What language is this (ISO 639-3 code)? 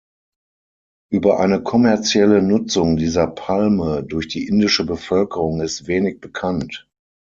deu